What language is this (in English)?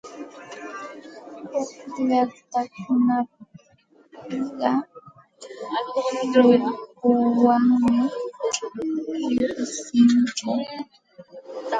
Santa Ana de Tusi Pasco Quechua